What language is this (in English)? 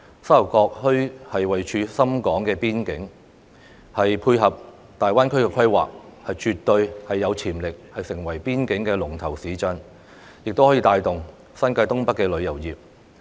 Cantonese